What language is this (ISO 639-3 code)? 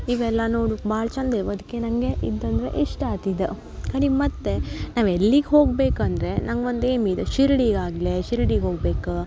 kan